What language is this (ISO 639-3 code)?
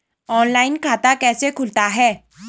hin